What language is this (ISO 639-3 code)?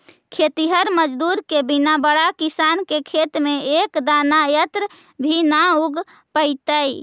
mag